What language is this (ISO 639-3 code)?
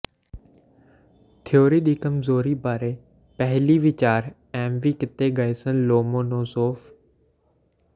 pan